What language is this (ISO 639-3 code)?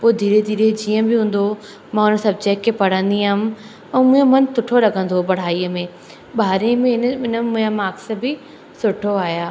snd